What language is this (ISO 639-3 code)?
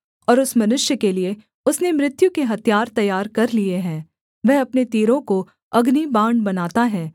hin